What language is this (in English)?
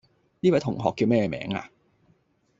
Cantonese